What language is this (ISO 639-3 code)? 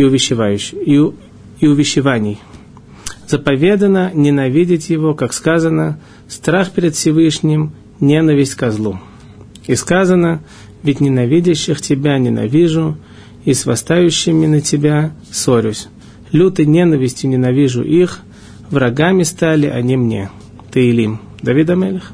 rus